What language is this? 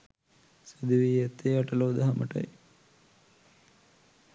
Sinhala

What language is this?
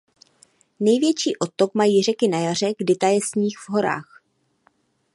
Czech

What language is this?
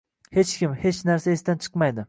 Uzbek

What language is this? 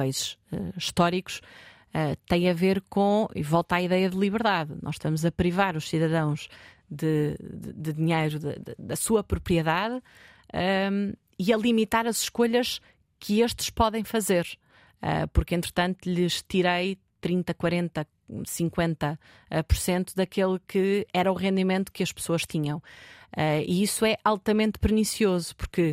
Portuguese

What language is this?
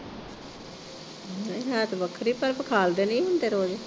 Punjabi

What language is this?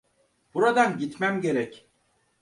Turkish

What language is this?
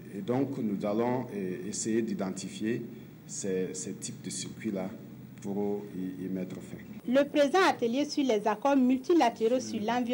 French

